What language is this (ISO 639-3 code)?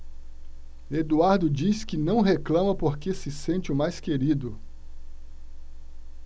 por